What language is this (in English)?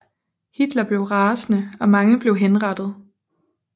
Danish